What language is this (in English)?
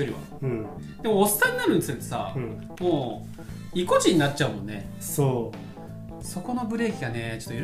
Japanese